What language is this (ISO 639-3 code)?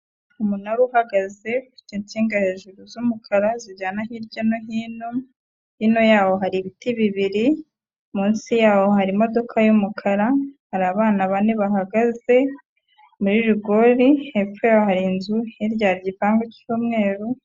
kin